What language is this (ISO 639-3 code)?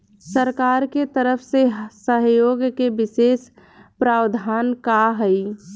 bho